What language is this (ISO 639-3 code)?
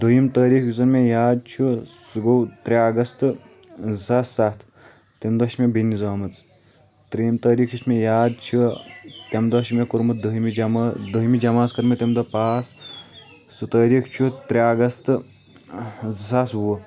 kas